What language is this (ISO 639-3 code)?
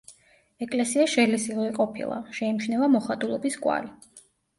kat